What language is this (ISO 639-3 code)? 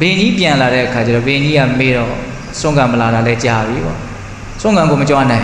vie